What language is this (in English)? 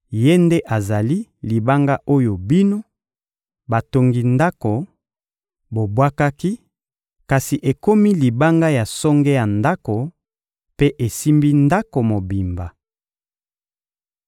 Lingala